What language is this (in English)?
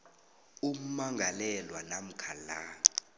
South Ndebele